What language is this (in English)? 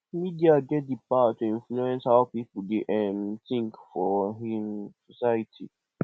Nigerian Pidgin